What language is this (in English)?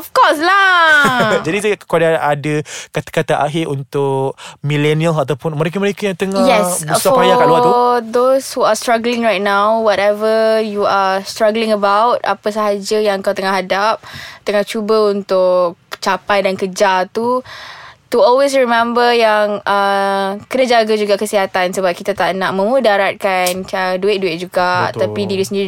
Malay